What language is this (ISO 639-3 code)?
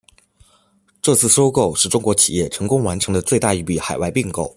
zho